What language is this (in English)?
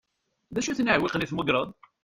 Kabyle